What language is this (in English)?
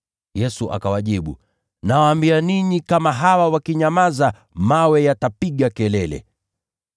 Swahili